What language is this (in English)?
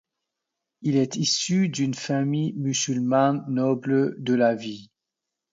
French